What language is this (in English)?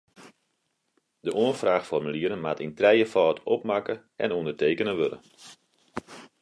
Western Frisian